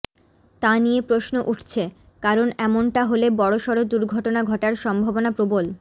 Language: Bangla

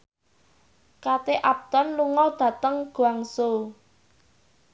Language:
Javanese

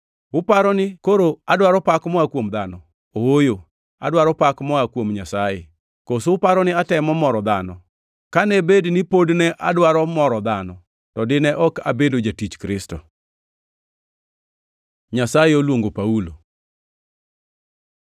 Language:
Luo (Kenya and Tanzania)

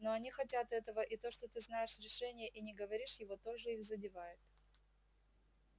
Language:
Russian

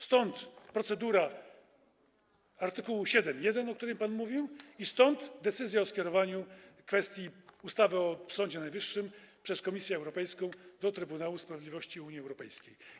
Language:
Polish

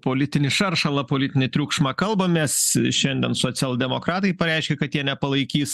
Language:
Lithuanian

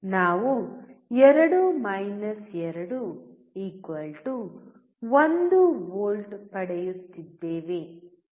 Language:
Kannada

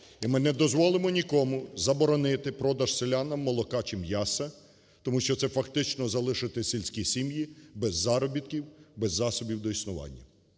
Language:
Ukrainian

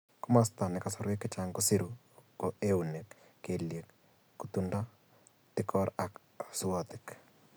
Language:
Kalenjin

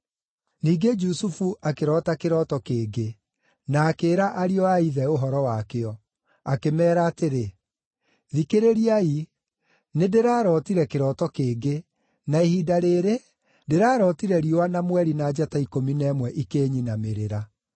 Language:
Kikuyu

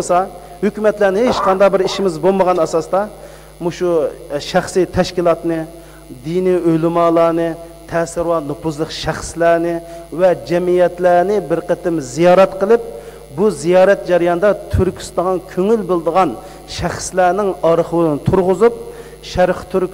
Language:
Dutch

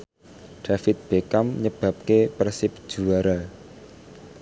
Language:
Javanese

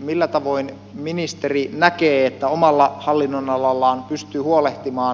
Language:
Finnish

